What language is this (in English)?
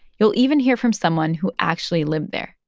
English